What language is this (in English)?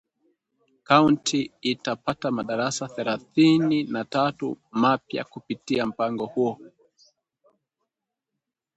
Swahili